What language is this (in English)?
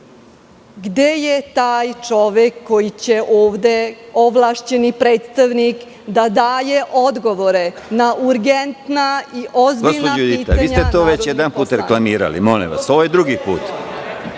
Serbian